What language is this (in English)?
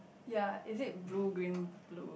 English